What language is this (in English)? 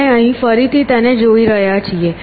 Gujarati